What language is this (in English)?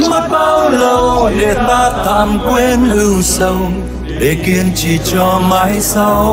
Vietnamese